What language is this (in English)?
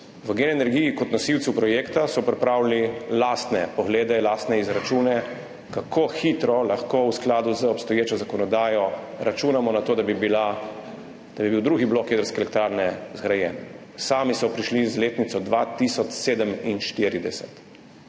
Slovenian